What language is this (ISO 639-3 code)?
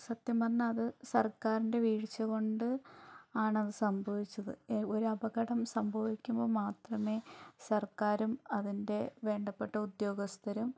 mal